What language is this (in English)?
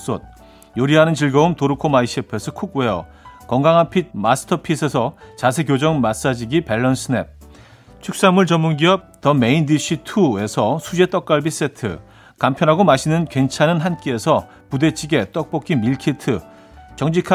Korean